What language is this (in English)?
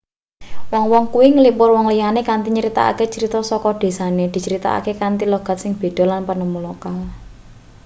Javanese